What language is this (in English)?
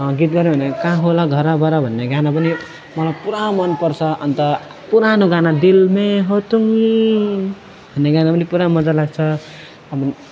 Nepali